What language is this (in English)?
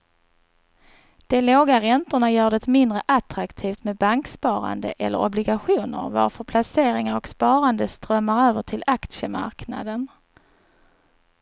Swedish